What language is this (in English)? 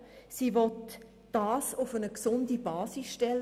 Swiss German